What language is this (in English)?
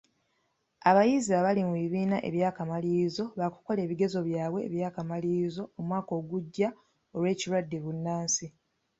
Ganda